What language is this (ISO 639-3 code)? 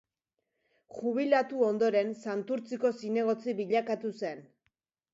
eus